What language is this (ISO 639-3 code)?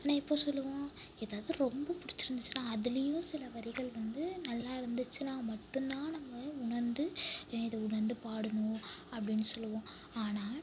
tam